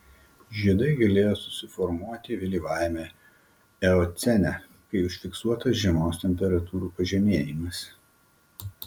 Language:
Lithuanian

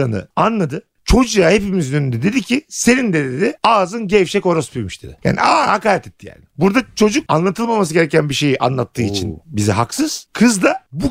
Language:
Turkish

